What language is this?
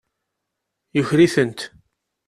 Kabyle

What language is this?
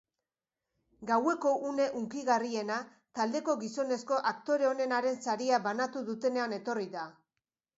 Basque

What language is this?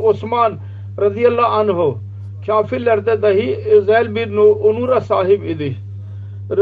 Turkish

